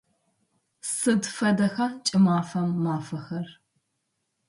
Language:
Adyghe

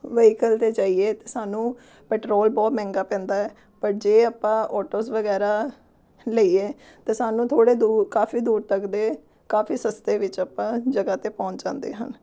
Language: Punjabi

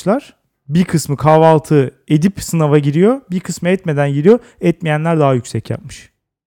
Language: Turkish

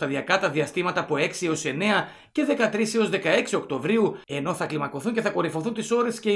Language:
Greek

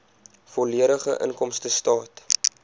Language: Afrikaans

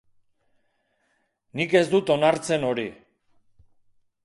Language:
Basque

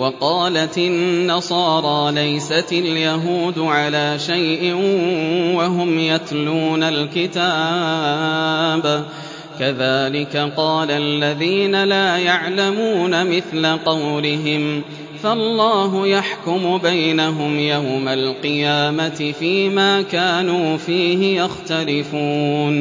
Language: Arabic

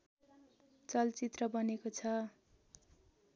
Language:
Nepali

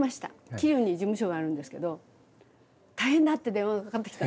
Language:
Japanese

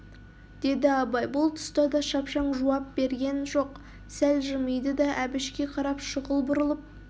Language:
Kazakh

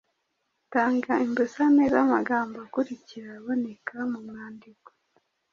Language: Kinyarwanda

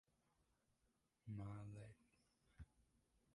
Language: Portuguese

